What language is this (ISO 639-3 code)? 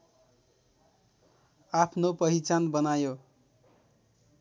nep